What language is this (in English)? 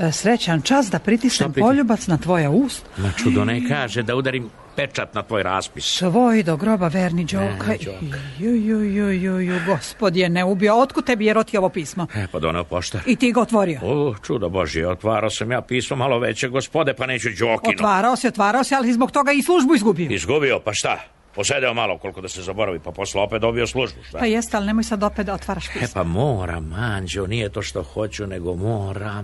Croatian